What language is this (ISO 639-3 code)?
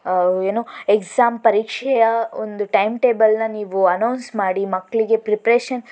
kan